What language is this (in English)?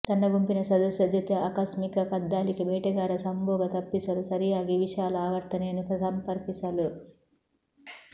Kannada